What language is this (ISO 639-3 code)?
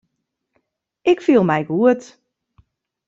fry